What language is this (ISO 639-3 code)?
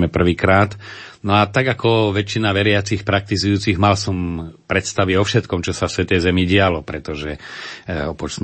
slk